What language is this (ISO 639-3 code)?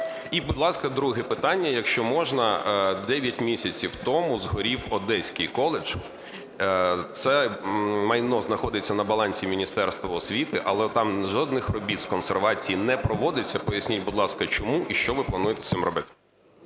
ukr